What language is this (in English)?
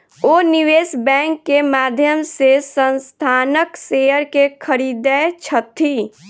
Maithili